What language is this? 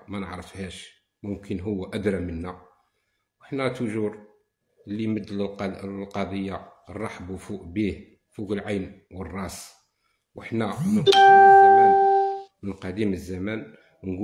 Arabic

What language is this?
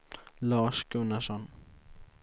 Swedish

